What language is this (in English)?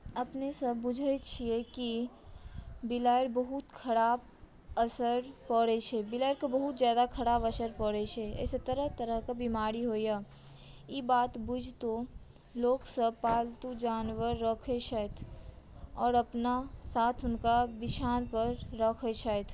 Maithili